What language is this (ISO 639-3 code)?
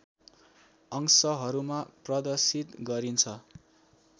nep